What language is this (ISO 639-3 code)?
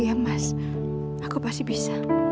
ind